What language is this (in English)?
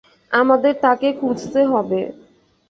Bangla